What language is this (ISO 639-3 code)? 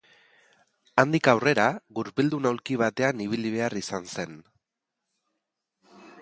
eus